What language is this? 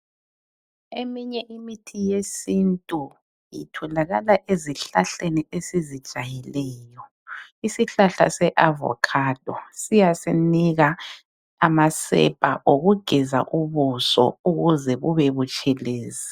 North Ndebele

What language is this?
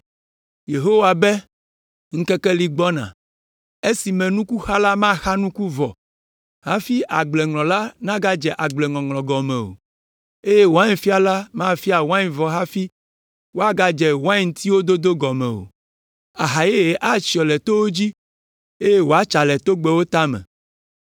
Ewe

